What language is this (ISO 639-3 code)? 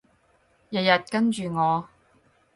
yue